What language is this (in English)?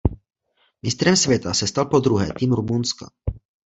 Czech